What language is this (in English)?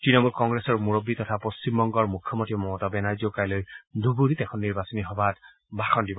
Assamese